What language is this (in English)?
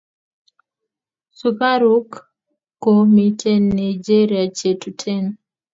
Kalenjin